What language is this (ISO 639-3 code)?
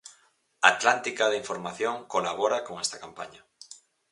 glg